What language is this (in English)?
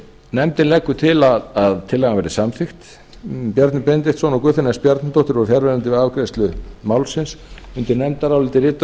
Icelandic